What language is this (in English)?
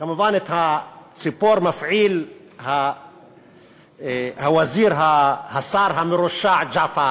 Hebrew